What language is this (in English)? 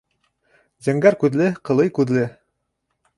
Bashkir